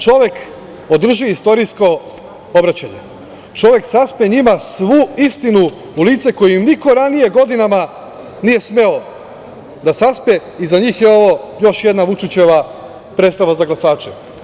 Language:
Serbian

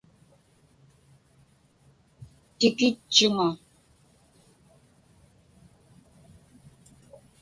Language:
Inupiaq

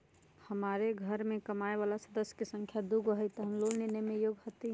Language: Magahi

